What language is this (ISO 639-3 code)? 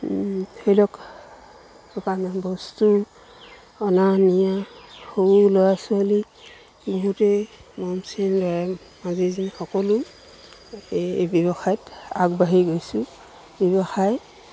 asm